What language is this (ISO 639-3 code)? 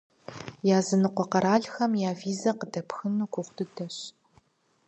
kbd